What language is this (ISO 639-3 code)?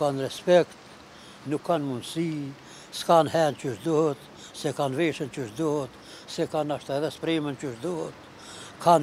ron